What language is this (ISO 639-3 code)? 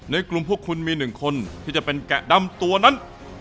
tha